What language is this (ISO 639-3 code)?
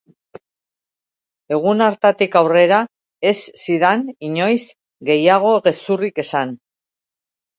eus